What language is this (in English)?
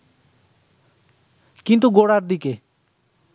Bangla